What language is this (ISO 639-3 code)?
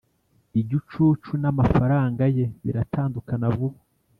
kin